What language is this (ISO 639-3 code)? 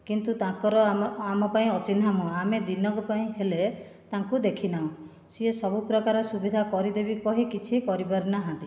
ori